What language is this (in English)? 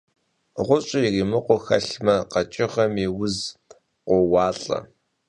Kabardian